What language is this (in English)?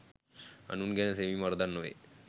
Sinhala